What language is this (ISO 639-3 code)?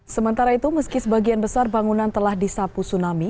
ind